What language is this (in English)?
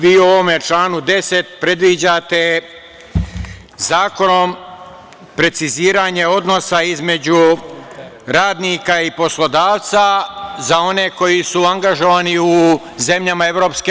Serbian